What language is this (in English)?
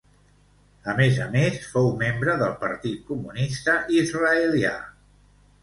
Catalan